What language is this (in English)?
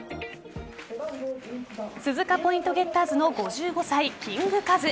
Japanese